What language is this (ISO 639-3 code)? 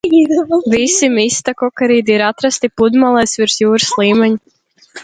lav